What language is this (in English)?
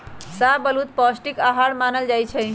Magahi